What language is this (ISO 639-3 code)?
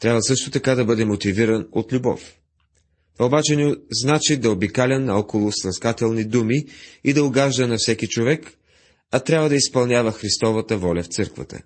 bul